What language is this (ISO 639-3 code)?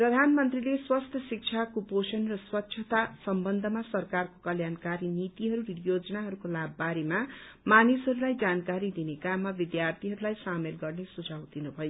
nep